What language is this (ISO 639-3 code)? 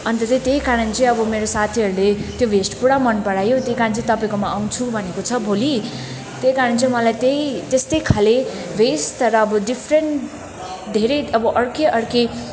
nep